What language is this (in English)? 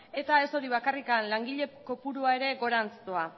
Basque